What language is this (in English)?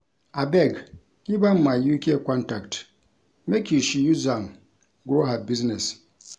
Nigerian Pidgin